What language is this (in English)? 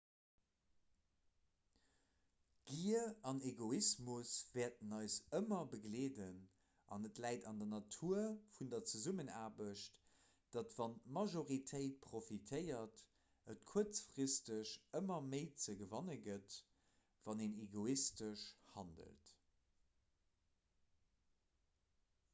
Luxembourgish